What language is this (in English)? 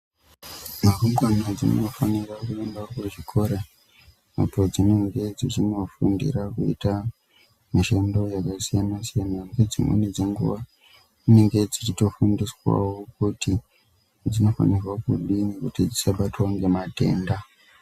Ndau